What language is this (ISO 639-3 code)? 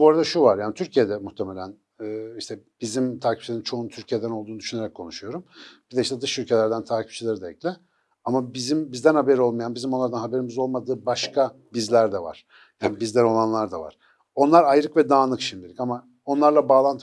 tur